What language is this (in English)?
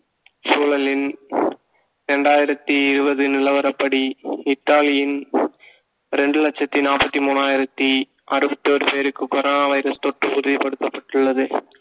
Tamil